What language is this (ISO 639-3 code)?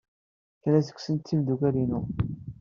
kab